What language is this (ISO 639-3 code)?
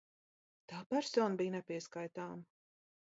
lav